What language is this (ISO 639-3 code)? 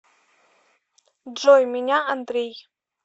rus